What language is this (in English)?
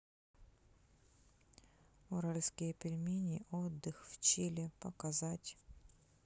Russian